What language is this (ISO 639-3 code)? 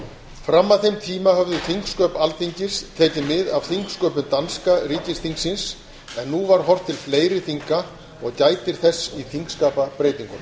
isl